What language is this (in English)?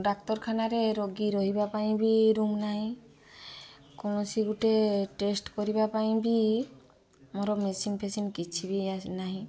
Odia